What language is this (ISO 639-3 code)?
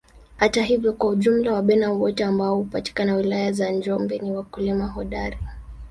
swa